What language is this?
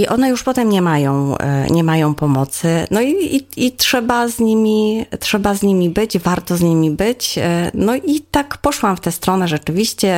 Polish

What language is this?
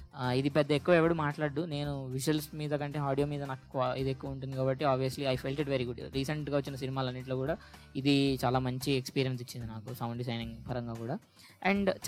Telugu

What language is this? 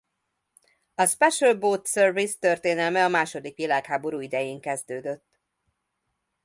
Hungarian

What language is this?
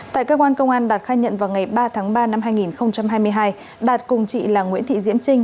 Vietnamese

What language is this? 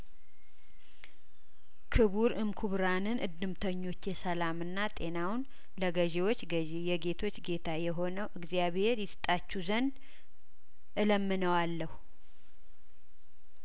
Amharic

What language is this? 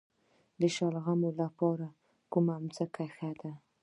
Pashto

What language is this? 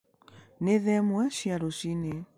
Kikuyu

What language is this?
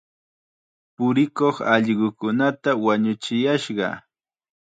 Chiquián Ancash Quechua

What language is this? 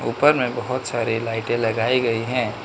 Hindi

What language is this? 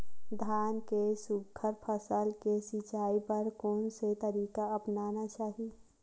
Chhattisgarhi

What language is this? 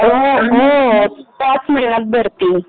Marathi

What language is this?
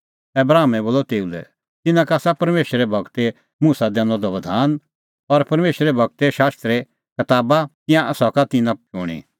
Kullu Pahari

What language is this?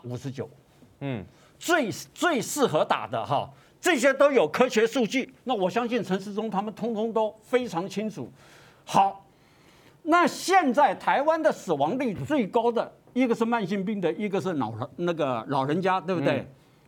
Chinese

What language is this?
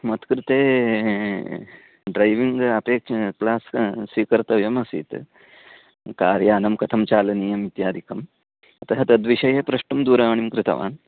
Sanskrit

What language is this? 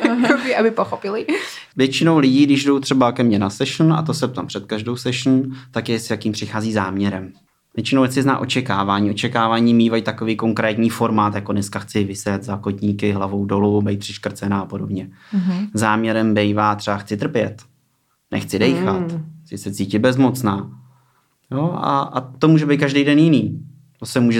Czech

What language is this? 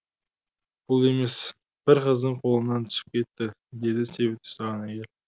Kazakh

